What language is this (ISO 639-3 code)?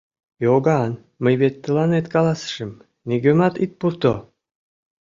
chm